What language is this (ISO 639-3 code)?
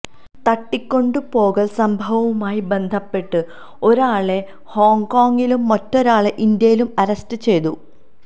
mal